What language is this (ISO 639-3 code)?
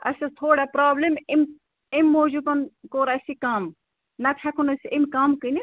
kas